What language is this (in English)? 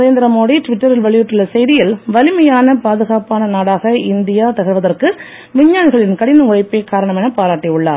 Tamil